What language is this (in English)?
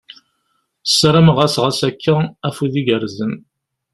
Kabyle